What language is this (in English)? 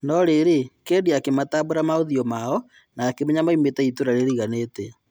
Kikuyu